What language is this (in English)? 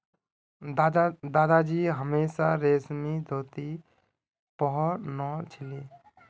Magahi